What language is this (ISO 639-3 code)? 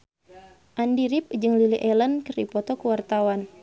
sun